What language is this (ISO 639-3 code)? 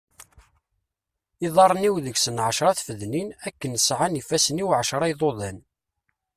kab